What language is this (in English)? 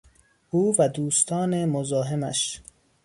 Persian